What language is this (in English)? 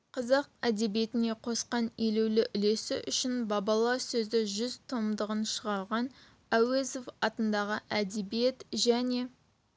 Kazakh